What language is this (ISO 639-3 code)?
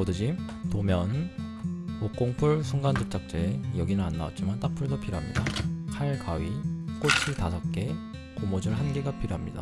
kor